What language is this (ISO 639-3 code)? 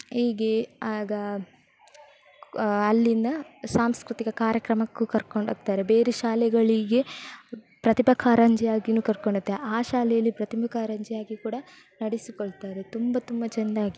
kan